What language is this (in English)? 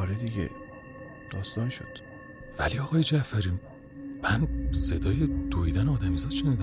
Persian